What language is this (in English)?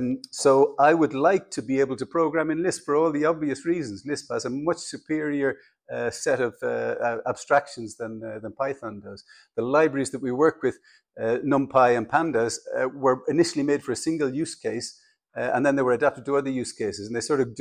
English